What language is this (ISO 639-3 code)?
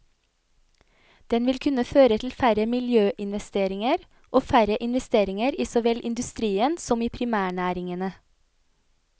nor